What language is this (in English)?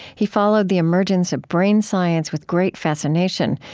English